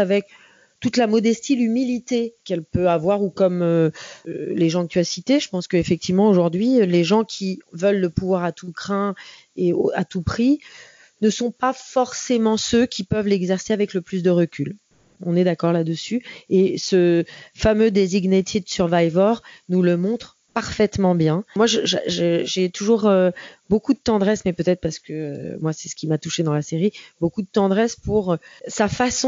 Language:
French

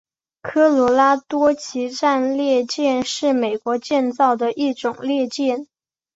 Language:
Chinese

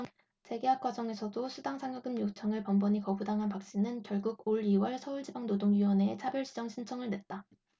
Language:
Korean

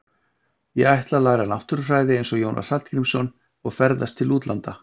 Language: Icelandic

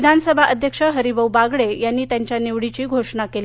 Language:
Marathi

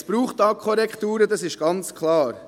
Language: Swiss German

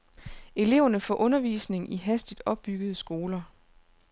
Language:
Danish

